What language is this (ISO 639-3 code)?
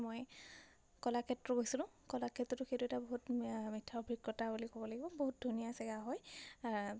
asm